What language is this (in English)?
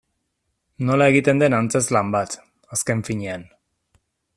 Basque